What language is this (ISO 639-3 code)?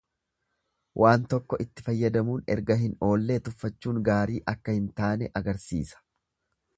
orm